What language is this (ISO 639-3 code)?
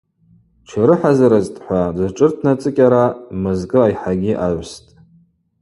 abq